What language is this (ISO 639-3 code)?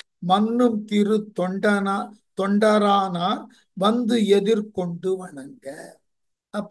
tam